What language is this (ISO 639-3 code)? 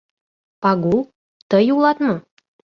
chm